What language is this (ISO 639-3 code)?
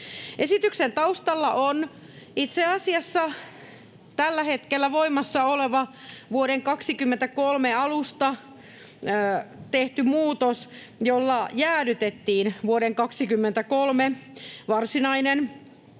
fin